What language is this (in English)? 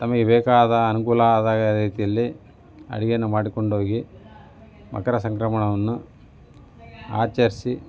Kannada